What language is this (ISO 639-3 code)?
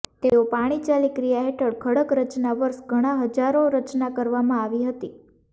guj